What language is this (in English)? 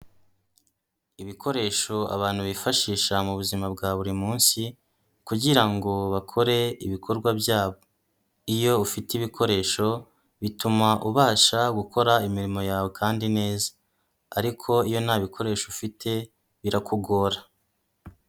Kinyarwanda